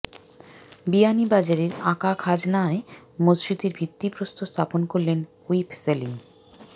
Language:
Bangla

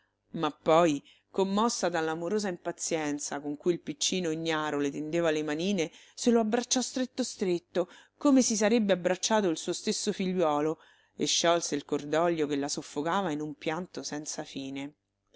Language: Italian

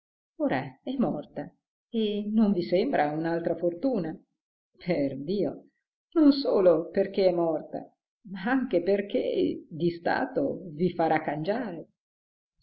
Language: Italian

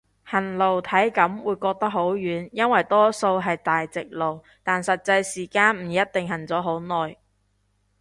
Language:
Cantonese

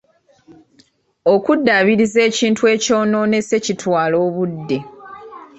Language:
Ganda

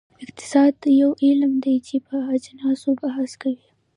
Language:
Pashto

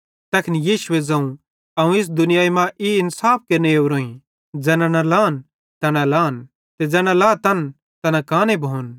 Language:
Bhadrawahi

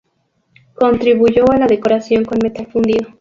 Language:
Spanish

